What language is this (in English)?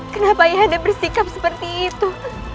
Indonesian